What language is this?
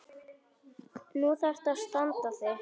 Icelandic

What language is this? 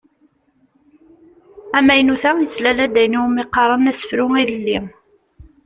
Kabyle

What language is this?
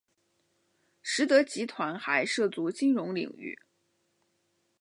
Chinese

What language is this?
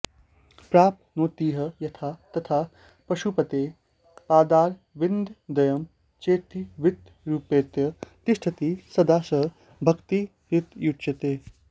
Sanskrit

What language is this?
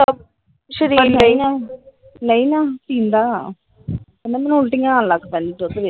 Punjabi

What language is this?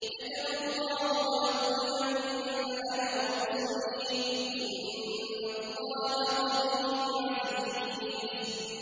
Arabic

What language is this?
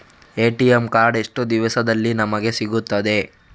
Kannada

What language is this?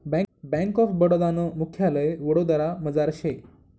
Marathi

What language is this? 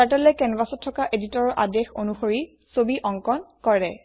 Assamese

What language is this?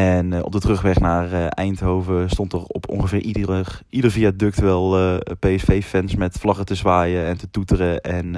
Dutch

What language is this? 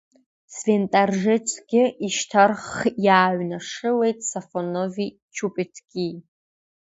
Abkhazian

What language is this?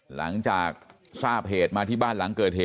Thai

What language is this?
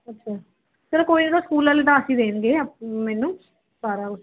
Punjabi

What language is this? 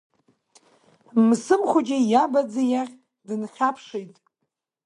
Abkhazian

